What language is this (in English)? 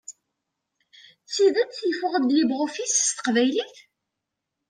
Kabyle